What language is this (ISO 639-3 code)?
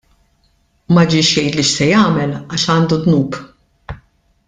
mlt